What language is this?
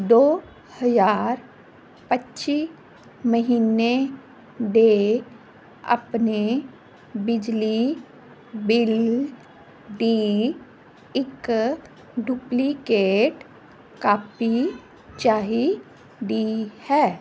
Punjabi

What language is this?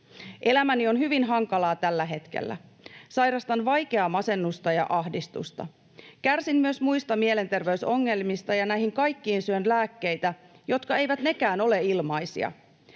Finnish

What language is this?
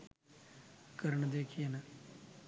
Sinhala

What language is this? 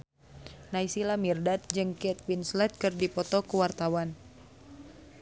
Sundanese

